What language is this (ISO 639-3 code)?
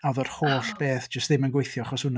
cym